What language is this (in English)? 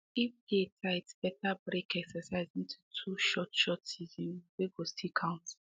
Nigerian Pidgin